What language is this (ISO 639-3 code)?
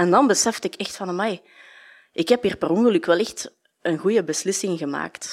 nld